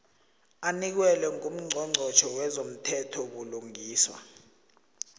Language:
South Ndebele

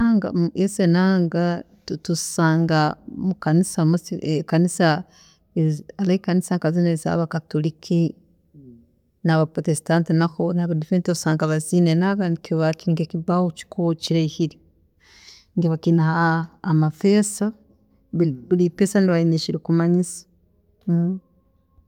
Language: Tooro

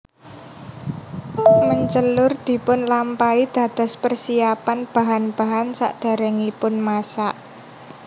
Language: Javanese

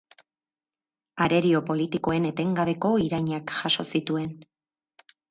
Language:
Basque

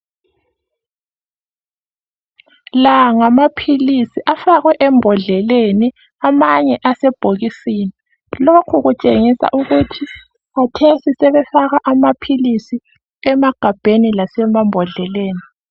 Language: North Ndebele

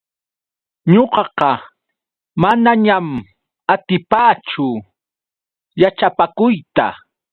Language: Yauyos Quechua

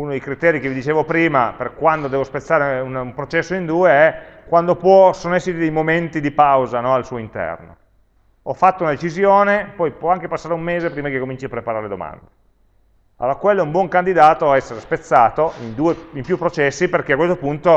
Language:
Italian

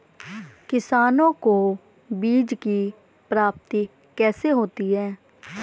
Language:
Hindi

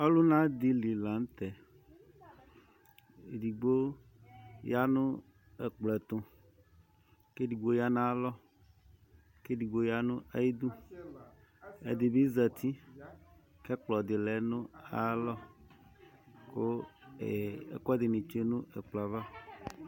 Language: Ikposo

